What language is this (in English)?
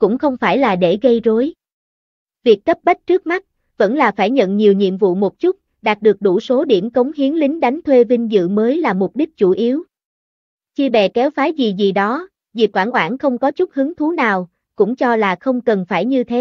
Vietnamese